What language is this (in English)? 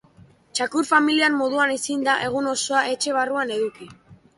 Basque